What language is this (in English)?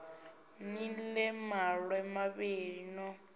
Venda